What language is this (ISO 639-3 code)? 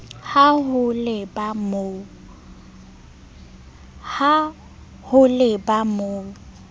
sot